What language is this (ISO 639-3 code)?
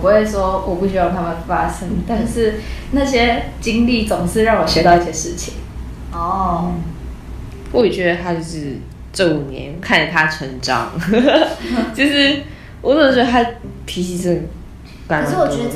zho